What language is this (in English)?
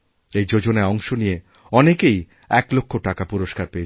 Bangla